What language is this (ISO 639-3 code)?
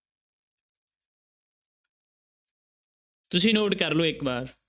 pan